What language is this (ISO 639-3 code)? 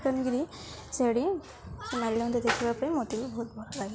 ori